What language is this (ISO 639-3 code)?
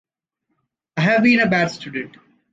eng